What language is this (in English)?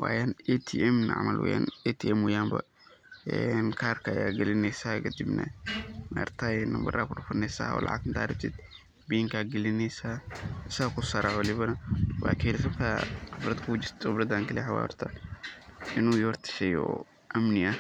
Somali